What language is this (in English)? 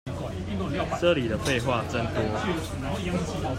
Chinese